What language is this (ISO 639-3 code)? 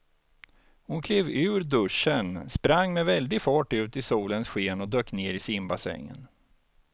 swe